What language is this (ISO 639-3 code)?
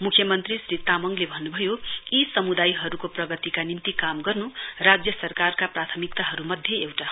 nep